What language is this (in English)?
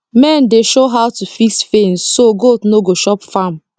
Nigerian Pidgin